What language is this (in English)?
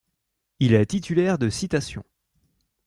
French